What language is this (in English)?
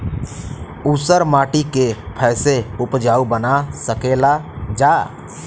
Bhojpuri